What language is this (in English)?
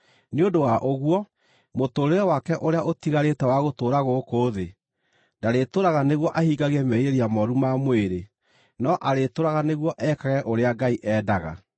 Kikuyu